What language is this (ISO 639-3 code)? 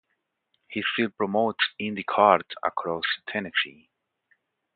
eng